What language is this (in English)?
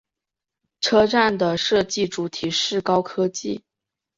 Chinese